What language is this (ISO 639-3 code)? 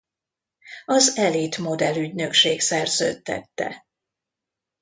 hun